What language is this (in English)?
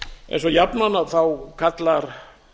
Icelandic